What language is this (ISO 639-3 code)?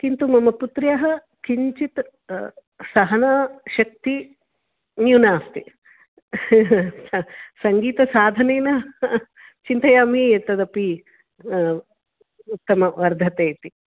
san